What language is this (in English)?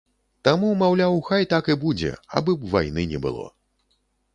Belarusian